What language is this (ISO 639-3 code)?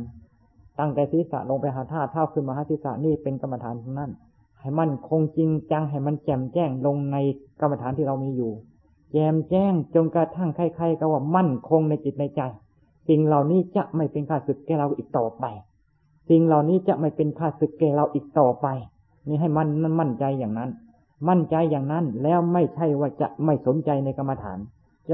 tha